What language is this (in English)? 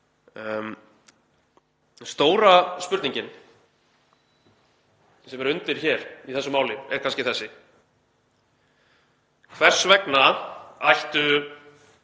Icelandic